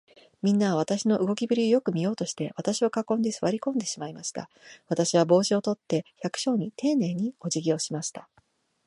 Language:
Japanese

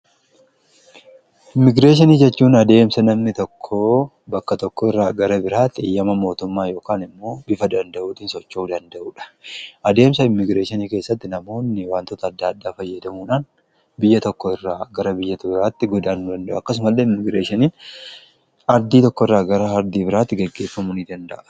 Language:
Oromo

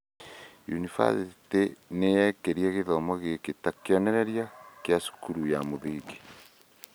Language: Kikuyu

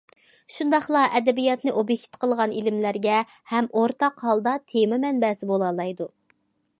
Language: Uyghur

